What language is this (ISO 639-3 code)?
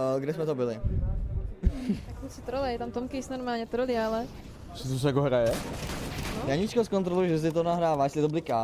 ces